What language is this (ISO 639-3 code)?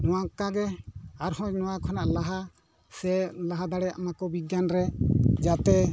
sat